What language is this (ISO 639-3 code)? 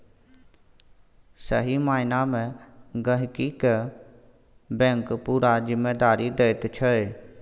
mai